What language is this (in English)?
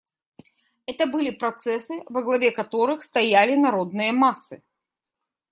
Russian